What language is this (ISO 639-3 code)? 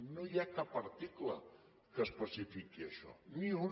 cat